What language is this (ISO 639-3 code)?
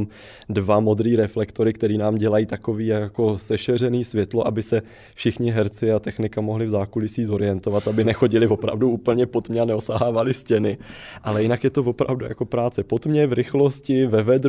ces